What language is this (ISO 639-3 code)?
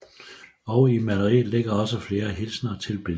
dan